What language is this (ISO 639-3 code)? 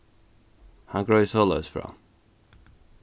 fao